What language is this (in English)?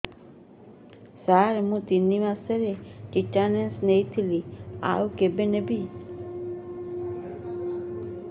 Odia